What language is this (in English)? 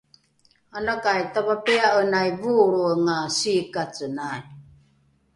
Rukai